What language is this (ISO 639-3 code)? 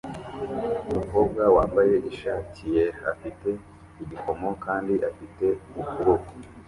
kin